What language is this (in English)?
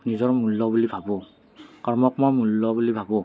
Assamese